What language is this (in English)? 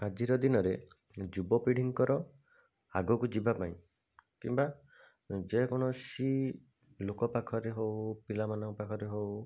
Odia